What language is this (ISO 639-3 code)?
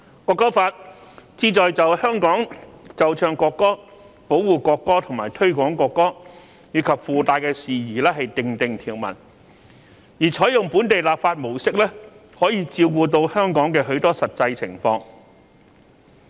yue